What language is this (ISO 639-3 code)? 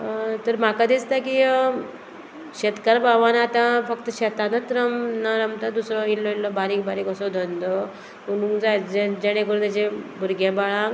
kok